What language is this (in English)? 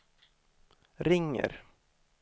Swedish